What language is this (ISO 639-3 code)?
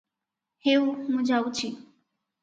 ori